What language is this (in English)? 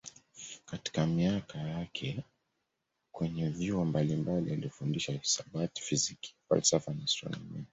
Swahili